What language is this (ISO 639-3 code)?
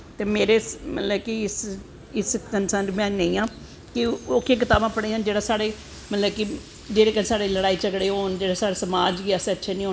doi